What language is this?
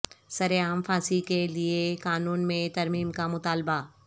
Urdu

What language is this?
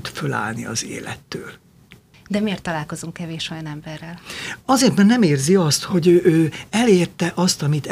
Hungarian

